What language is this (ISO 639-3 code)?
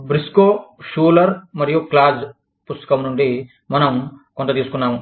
tel